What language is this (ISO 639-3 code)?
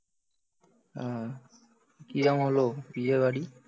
ben